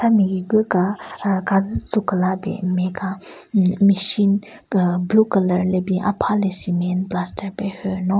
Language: Southern Rengma Naga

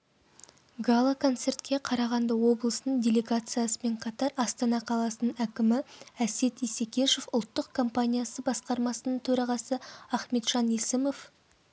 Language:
Kazakh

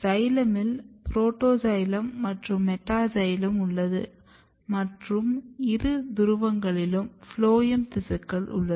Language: Tamil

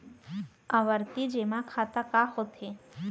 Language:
Chhattisgarhi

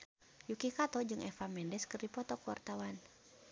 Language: Sundanese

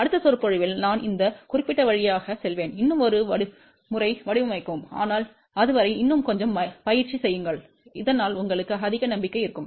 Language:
Tamil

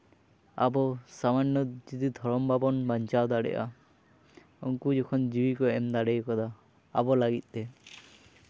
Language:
Santali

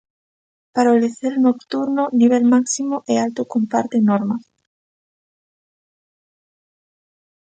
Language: Galician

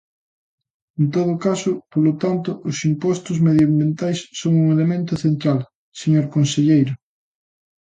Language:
Galician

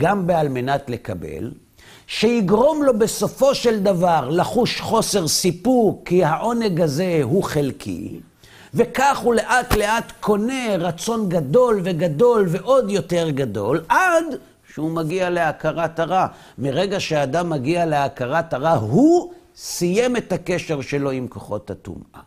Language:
Hebrew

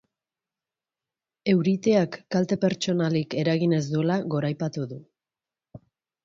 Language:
Basque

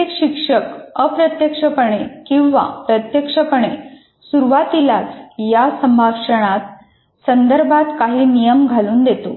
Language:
Marathi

